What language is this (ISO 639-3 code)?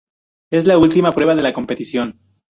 spa